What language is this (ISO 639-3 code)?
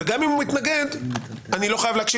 heb